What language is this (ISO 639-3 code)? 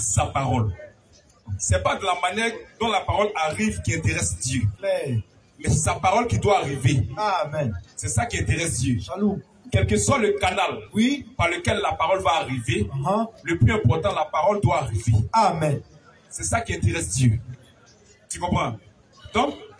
fra